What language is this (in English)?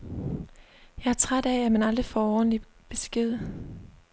Danish